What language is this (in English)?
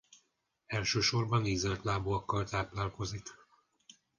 Hungarian